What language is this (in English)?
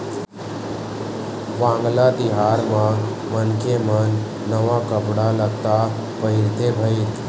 Chhattisgarhi